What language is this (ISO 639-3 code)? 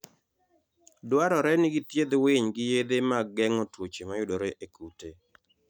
luo